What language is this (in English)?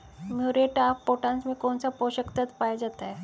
Hindi